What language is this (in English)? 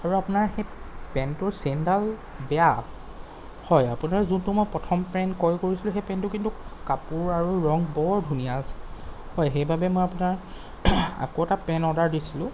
Assamese